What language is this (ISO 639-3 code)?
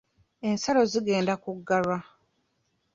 lug